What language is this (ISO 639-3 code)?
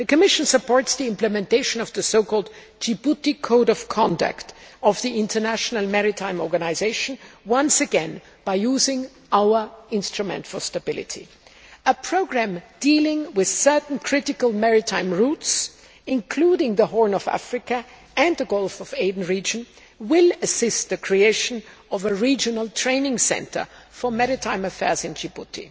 eng